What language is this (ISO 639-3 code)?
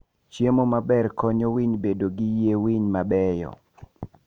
luo